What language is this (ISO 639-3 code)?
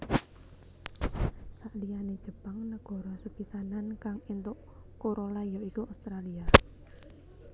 jav